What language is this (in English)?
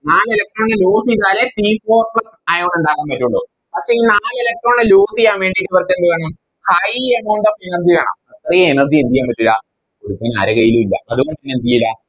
Malayalam